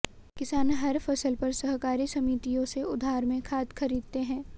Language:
Hindi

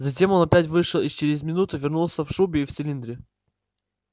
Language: Russian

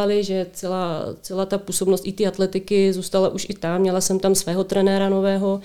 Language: Czech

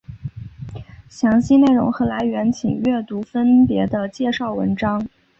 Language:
Chinese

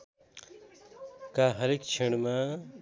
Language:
Nepali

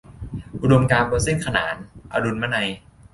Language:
Thai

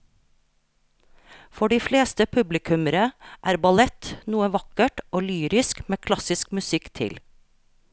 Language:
Norwegian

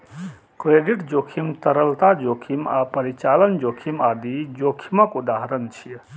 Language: Maithili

